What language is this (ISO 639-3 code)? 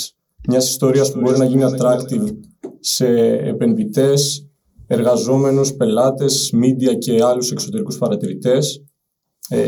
ell